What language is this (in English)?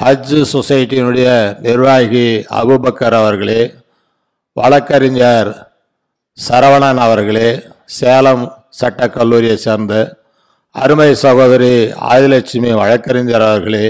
Tamil